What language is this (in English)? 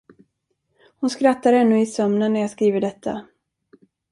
Swedish